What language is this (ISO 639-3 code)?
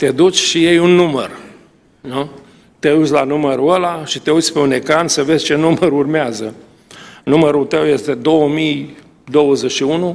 ron